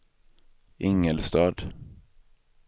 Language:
Swedish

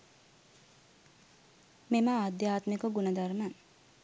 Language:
Sinhala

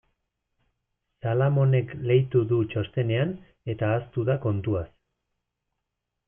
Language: Basque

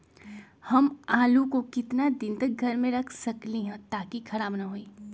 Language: Magahi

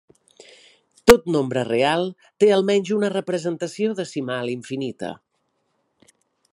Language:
Catalan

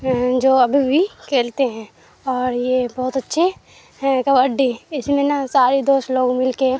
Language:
Urdu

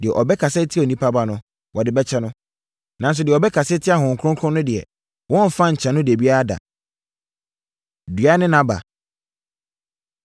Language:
Akan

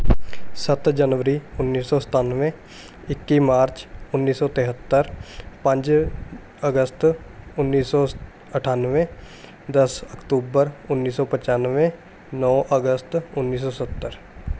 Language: Punjabi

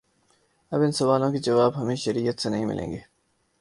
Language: Urdu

